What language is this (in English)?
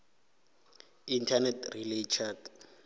Northern Sotho